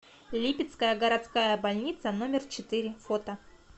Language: Russian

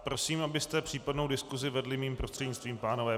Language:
Czech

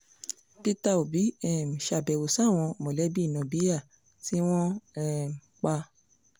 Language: Yoruba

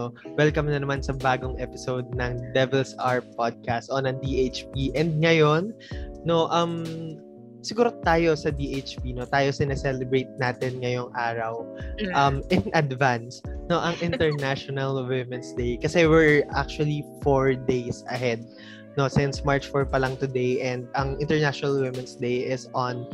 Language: Filipino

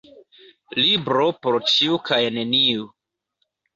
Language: Esperanto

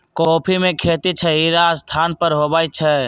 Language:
Magahi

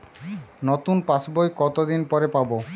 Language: Bangla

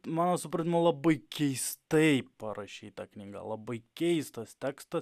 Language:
Lithuanian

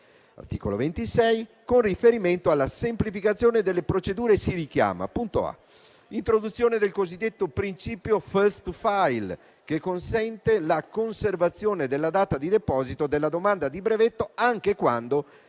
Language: Italian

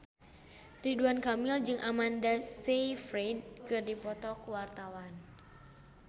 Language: Sundanese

